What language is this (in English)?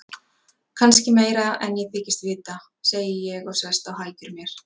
Icelandic